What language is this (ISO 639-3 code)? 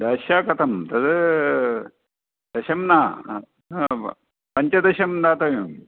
san